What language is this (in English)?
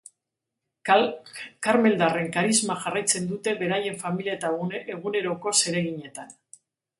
Basque